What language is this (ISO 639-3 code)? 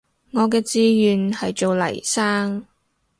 yue